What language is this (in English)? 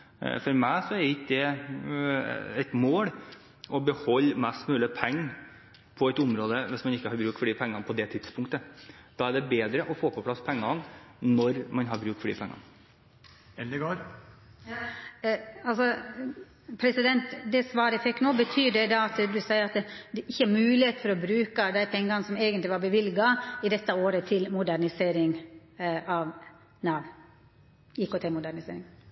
Norwegian